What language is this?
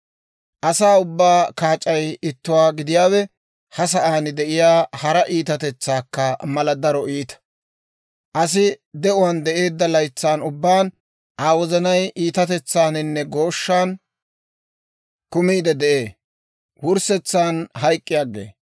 Dawro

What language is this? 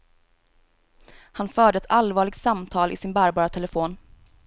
Swedish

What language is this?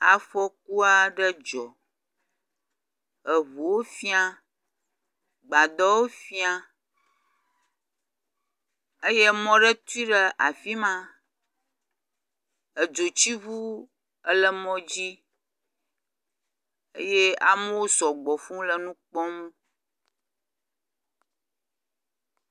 Ewe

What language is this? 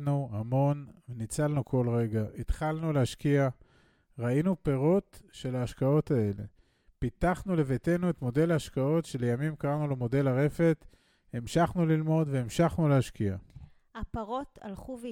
Hebrew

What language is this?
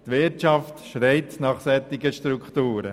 Swiss German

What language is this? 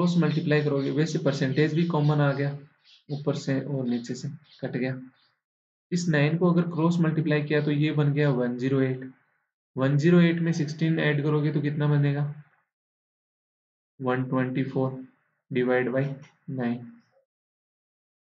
Hindi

